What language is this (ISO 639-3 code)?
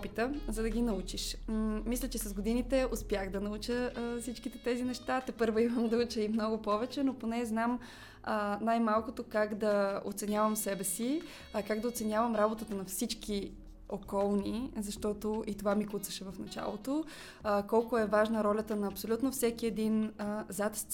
bul